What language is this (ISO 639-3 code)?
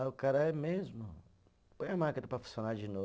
por